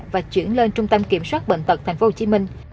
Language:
Vietnamese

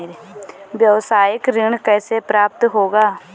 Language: Hindi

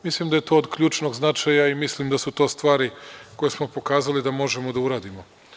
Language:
Serbian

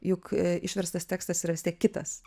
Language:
Lithuanian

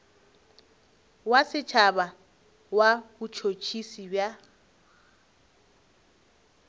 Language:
Northern Sotho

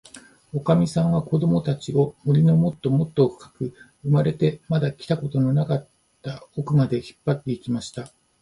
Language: Japanese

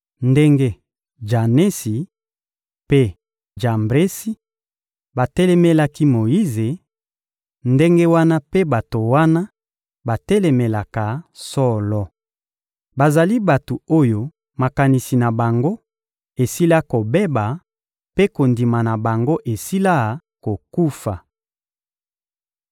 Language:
Lingala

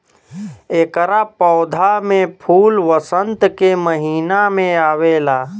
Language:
Bhojpuri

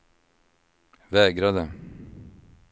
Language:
Swedish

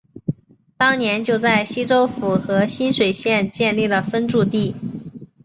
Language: Chinese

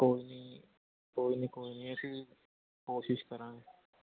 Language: Punjabi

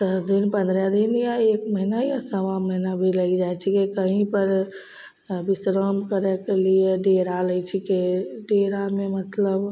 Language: Maithili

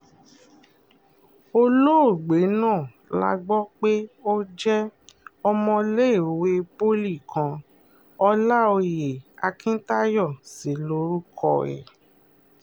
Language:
Yoruba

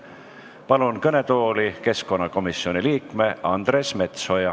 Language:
Estonian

